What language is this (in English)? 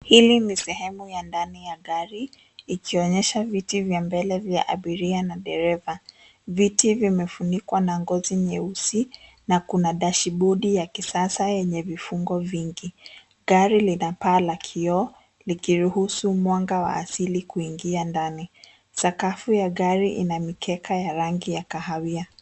Swahili